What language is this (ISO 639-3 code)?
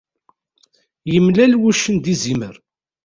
kab